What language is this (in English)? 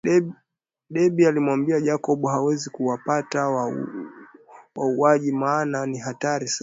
Swahili